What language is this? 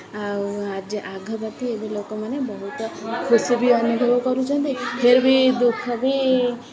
Odia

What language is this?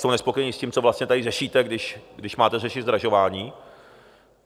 Czech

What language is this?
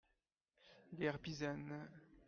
French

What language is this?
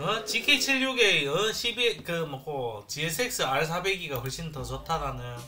Korean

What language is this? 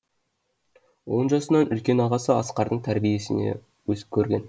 Kazakh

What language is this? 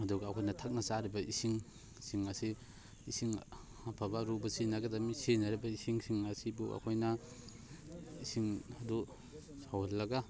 Manipuri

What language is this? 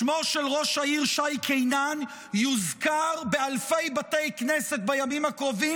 Hebrew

